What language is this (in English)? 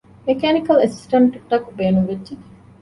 Divehi